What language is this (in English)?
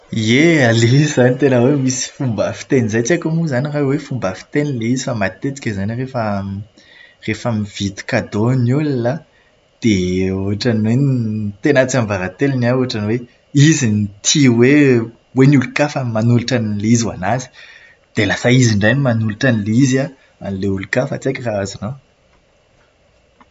Malagasy